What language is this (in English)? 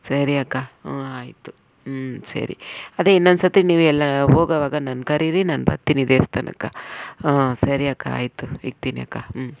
Kannada